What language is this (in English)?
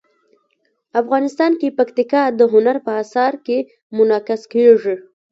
Pashto